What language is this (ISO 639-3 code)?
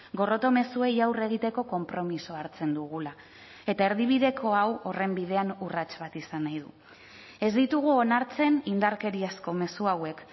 eus